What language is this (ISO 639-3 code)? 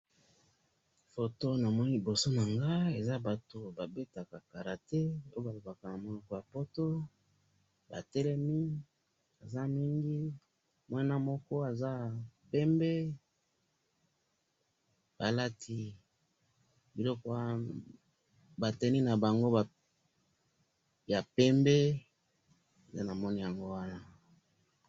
lin